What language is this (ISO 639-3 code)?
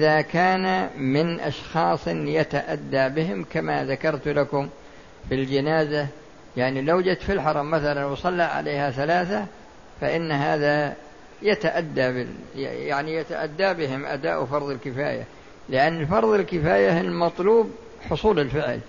ara